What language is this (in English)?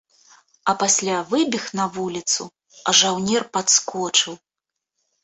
Belarusian